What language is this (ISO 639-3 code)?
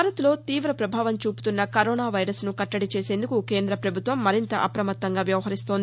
tel